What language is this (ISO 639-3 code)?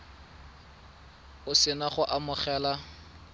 tsn